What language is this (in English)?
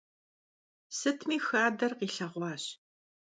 Kabardian